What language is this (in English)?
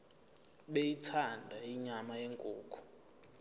Zulu